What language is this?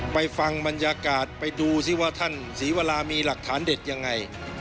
Thai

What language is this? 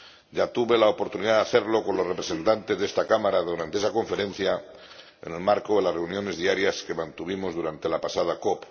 Spanish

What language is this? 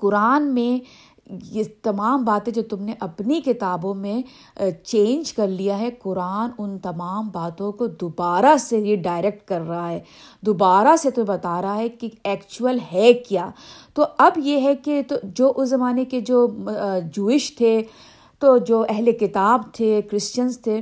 Urdu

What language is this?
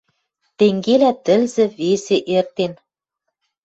Western Mari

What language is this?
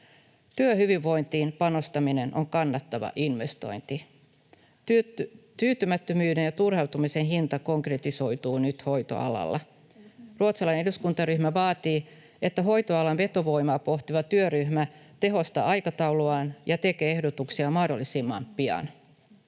Finnish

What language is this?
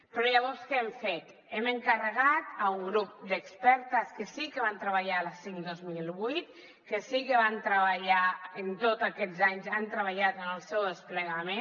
Catalan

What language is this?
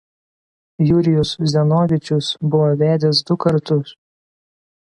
Lithuanian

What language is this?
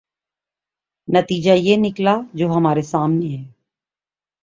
Urdu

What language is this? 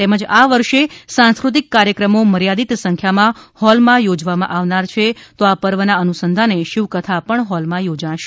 Gujarati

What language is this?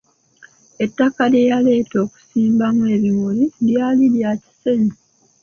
Ganda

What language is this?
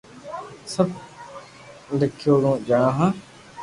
Loarki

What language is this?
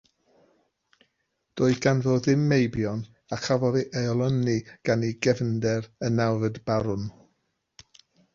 Welsh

